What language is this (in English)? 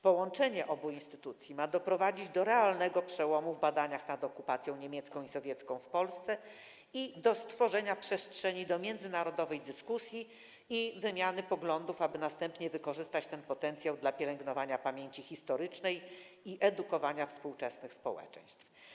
Polish